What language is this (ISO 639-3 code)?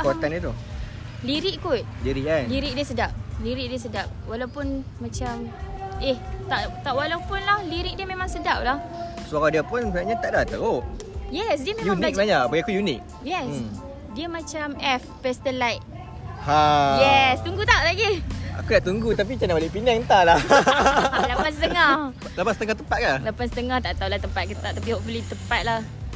msa